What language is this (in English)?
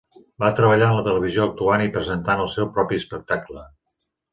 Catalan